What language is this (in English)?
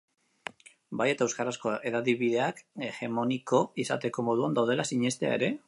Basque